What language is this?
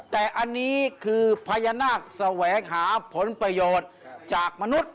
Thai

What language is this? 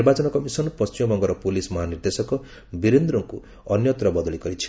Odia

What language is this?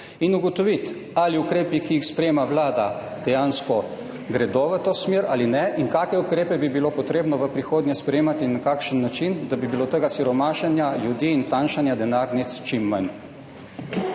Slovenian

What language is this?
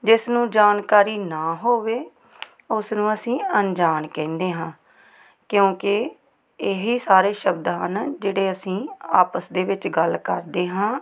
Punjabi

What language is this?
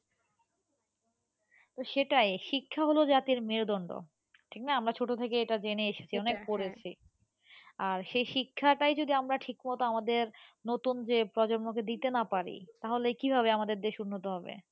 Bangla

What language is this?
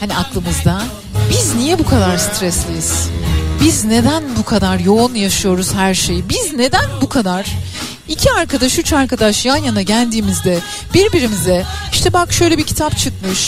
Turkish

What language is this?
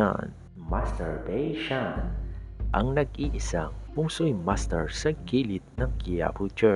Filipino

